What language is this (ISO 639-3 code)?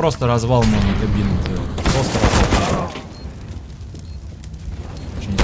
rus